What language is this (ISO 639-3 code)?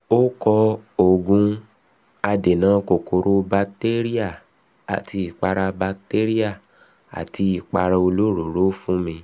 yor